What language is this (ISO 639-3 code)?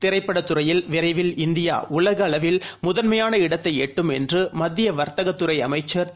tam